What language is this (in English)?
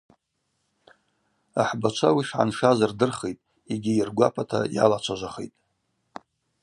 Abaza